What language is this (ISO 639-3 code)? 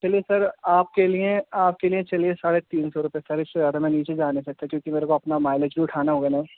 urd